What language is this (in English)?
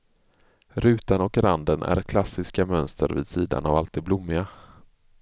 Swedish